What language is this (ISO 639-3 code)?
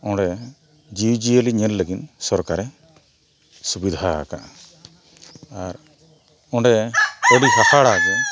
sat